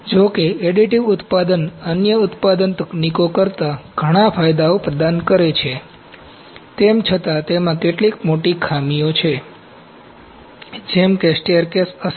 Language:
Gujarati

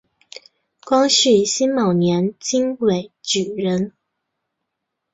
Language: Chinese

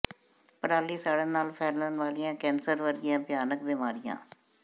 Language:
Punjabi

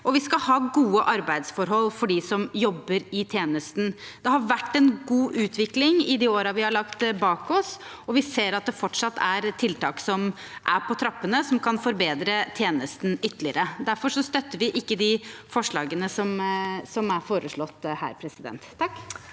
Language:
Norwegian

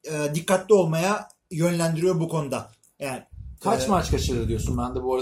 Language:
Turkish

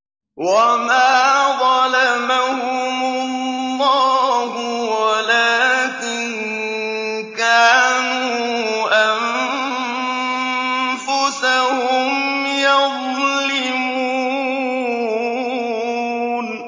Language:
Arabic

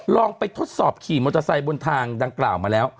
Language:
Thai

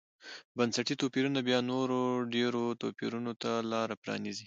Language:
Pashto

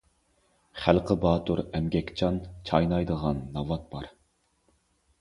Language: Uyghur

